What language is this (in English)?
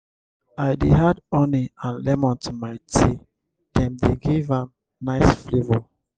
Nigerian Pidgin